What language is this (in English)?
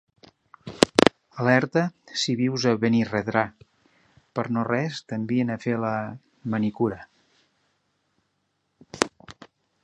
Catalan